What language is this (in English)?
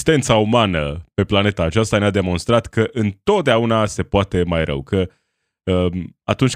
Romanian